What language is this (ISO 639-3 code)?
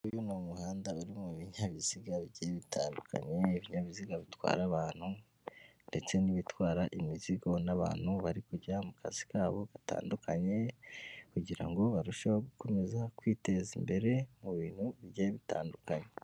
kin